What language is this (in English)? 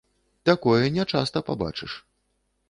Belarusian